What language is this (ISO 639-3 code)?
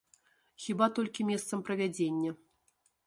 bel